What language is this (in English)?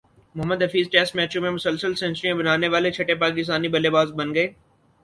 Urdu